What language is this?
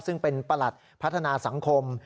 Thai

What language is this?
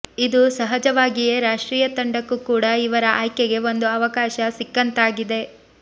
Kannada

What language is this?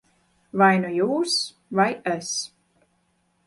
Latvian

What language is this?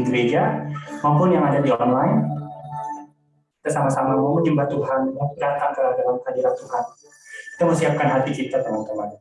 Indonesian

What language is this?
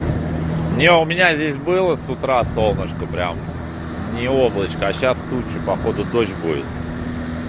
Russian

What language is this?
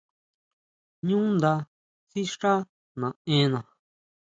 Huautla Mazatec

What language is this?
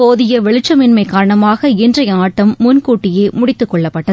Tamil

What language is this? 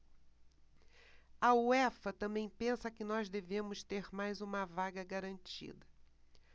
Portuguese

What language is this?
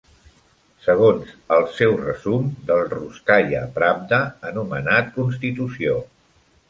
Catalan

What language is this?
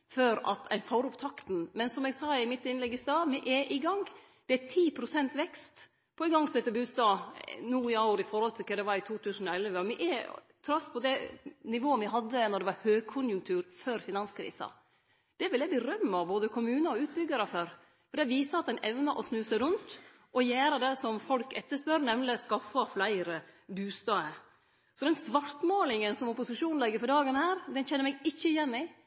Norwegian Nynorsk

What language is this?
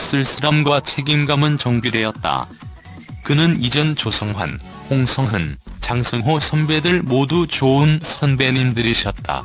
Korean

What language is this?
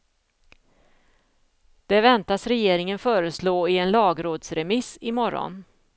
Swedish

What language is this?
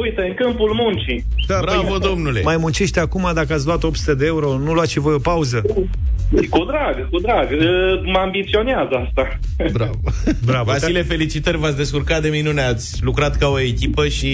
Romanian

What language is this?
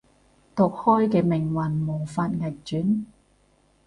Cantonese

